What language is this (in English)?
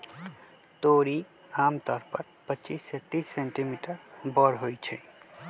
Magahi